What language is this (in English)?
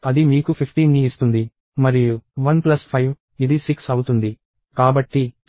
Telugu